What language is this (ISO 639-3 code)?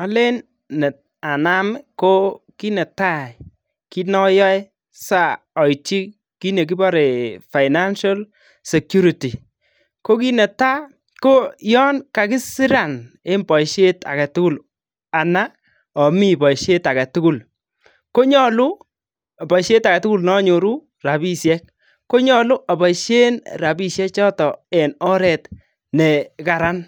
kln